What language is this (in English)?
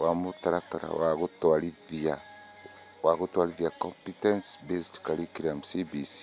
Kikuyu